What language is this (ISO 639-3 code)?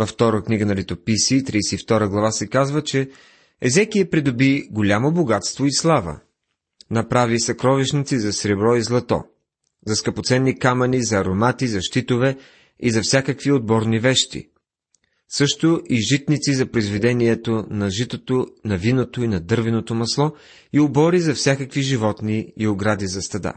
bul